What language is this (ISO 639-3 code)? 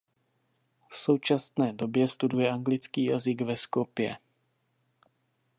ces